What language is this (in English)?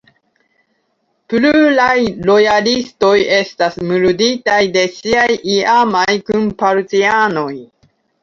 Esperanto